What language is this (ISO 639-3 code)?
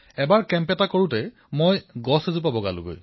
asm